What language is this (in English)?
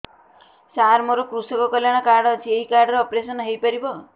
Odia